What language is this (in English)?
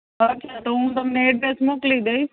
Gujarati